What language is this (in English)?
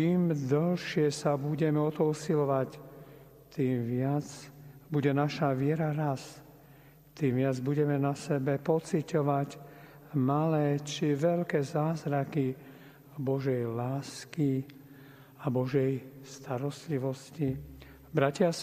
Slovak